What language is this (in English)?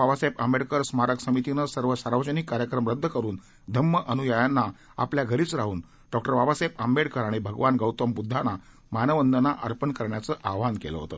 Marathi